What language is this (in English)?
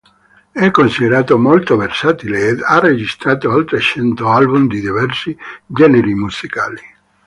Italian